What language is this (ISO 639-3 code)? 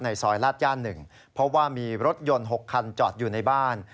tha